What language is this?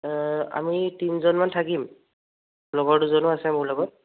Assamese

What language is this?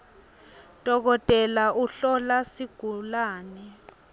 Swati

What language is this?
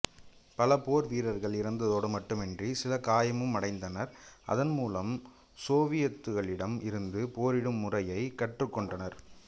Tamil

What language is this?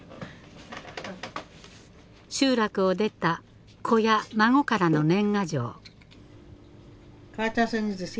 Japanese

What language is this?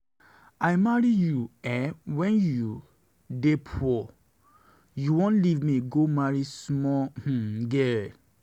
Nigerian Pidgin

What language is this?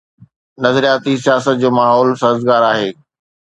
Sindhi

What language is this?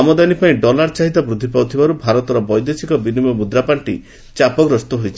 Odia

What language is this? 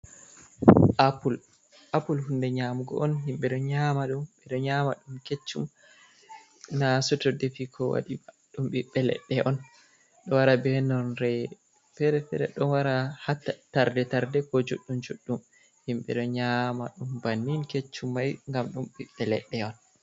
Fula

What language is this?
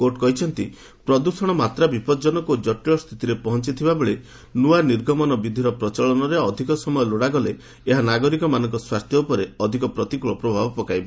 Odia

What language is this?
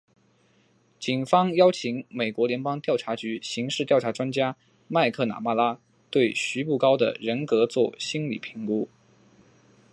Chinese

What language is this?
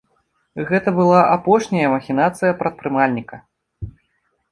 Belarusian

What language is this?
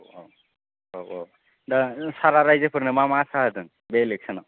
Bodo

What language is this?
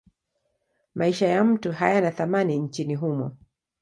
Swahili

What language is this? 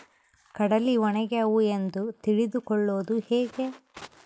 Kannada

